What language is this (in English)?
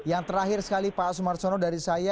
Indonesian